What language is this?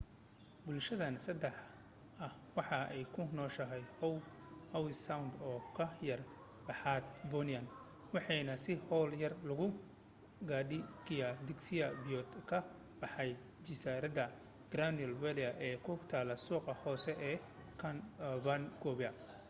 Somali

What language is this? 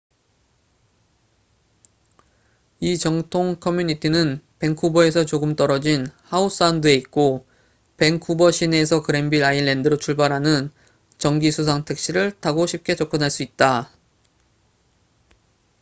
Korean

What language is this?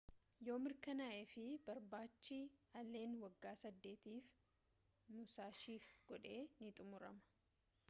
Oromo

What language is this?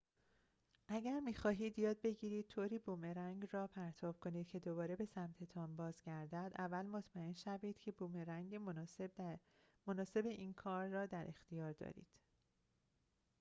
Persian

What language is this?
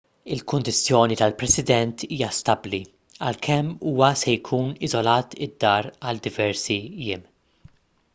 Maltese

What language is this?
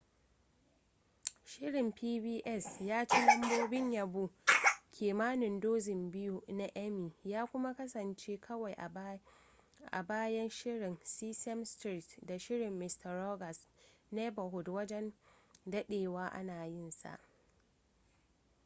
Hausa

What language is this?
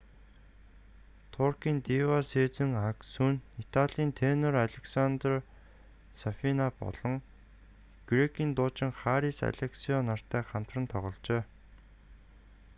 Mongolian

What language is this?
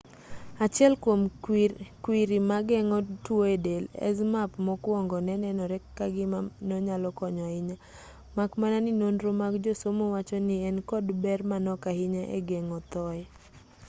Luo (Kenya and Tanzania)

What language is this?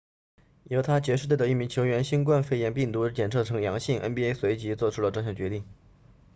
Chinese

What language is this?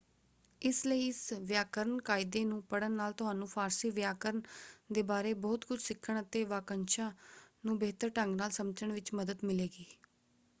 Punjabi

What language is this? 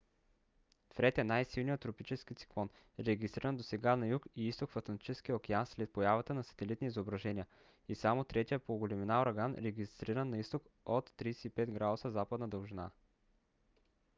Bulgarian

